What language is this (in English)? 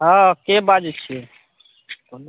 Maithili